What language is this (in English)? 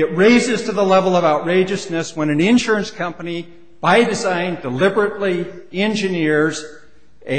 English